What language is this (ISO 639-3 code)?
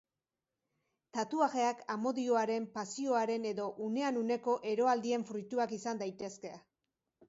eus